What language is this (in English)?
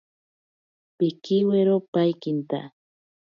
Ashéninka Perené